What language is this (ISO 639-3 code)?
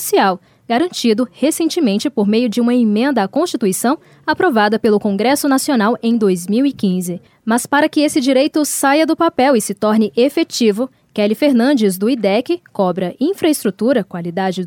por